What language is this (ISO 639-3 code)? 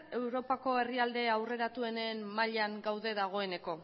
eus